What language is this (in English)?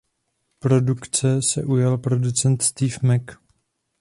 Czech